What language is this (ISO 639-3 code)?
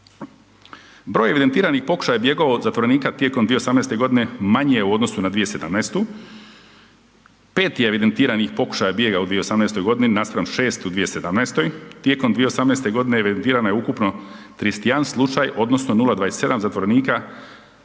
hrv